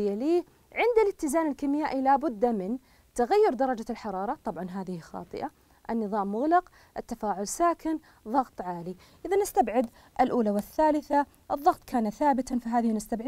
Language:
Arabic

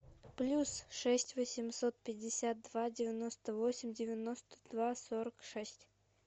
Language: Russian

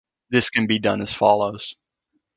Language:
English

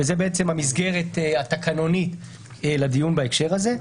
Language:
Hebrew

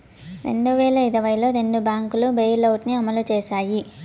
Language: Telugu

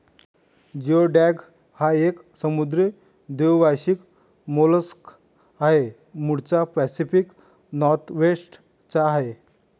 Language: Marathi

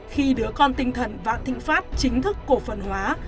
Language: Vietnamese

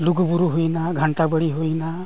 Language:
Santali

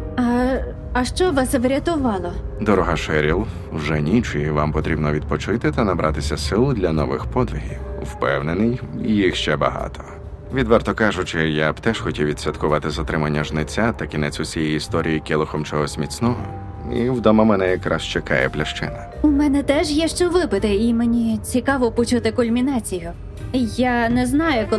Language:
Ukrainian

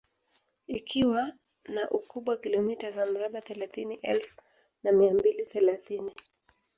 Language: Swahili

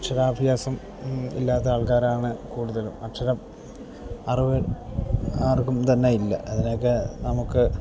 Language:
Malayalam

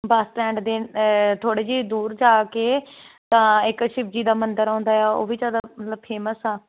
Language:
Punjabi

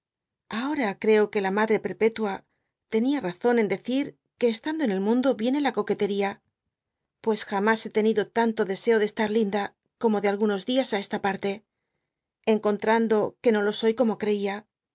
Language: Spanish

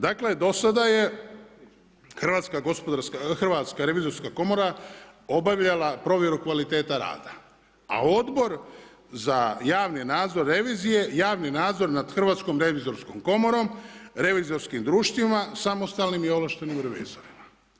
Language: Croatian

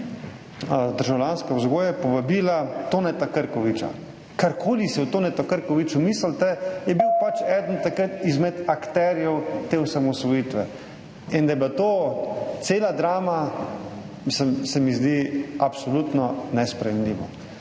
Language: Slovenian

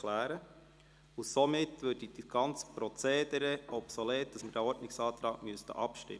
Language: Swiss German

